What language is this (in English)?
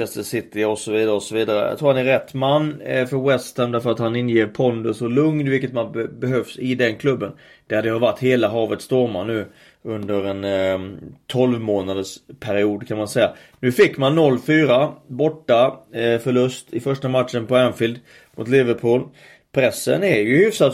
Swedish